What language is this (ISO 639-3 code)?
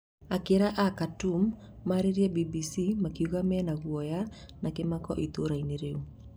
kik